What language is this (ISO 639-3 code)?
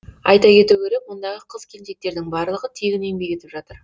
kaz